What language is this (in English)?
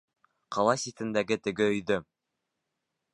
Bashkir